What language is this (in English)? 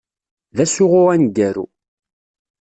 Kabyle